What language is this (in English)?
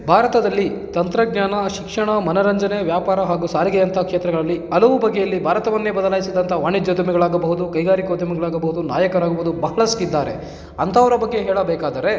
Kannada